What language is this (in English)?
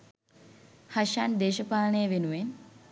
Sinhala